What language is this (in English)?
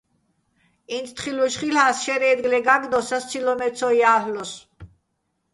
Bats